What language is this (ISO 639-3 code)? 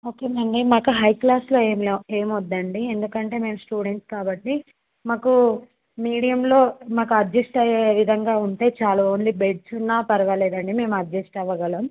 tel